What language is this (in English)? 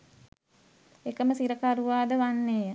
Sinhala